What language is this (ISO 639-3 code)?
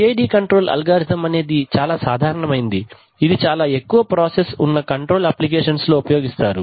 tel